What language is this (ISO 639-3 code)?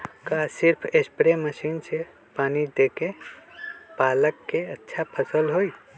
mag